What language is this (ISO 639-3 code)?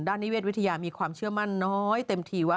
tha